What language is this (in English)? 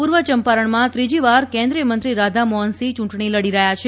Gujarati